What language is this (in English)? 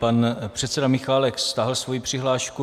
Czech